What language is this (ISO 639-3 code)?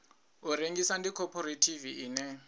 ven